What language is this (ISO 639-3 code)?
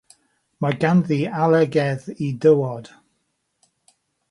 cym